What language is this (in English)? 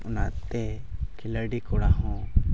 Santali